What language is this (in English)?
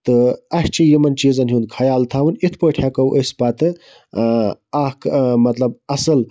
Kashmiri